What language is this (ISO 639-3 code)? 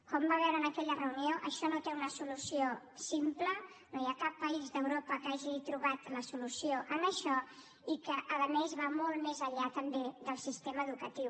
cat